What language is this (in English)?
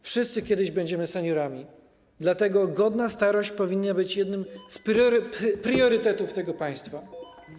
Polish